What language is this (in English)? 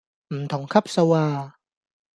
Cantonese